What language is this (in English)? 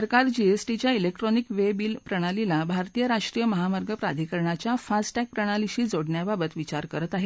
Marathi